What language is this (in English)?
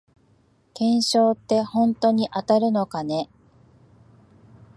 Japanese